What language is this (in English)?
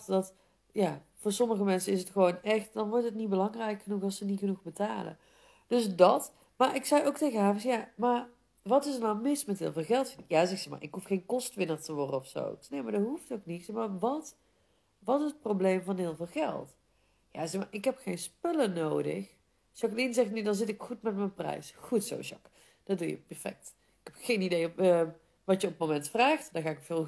Dutch